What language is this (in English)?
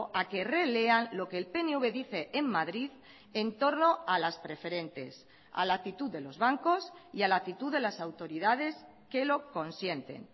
Spanish